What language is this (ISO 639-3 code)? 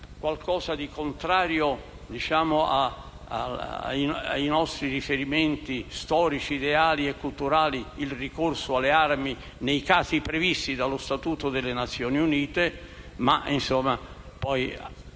ita